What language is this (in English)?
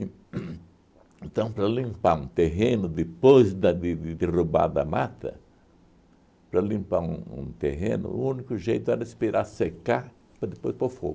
Portuguese